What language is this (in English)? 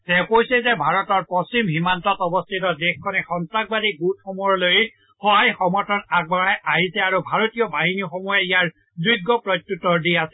Assamese